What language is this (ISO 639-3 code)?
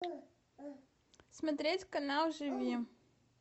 rus